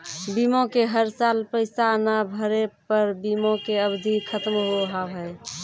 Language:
Maithili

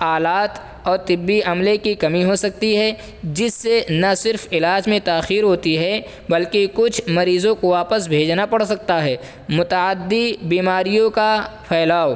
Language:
Urdu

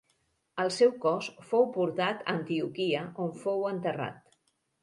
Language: Catalan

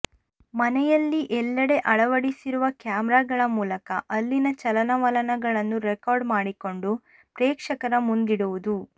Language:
Kannada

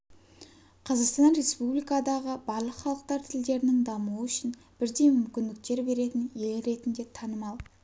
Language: Kazakh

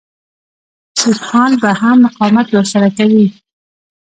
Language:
Pashto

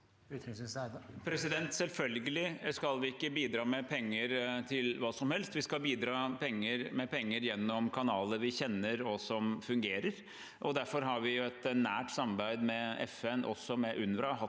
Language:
Norwegian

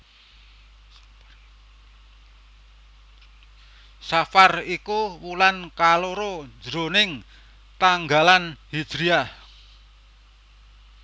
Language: Javanese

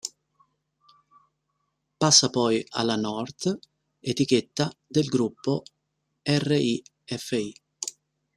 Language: Italian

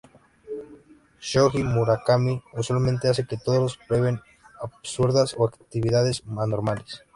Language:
Spanish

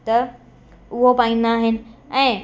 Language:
Sindhi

